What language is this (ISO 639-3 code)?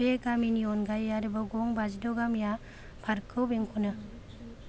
brx